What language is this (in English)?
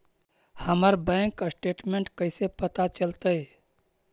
Magahi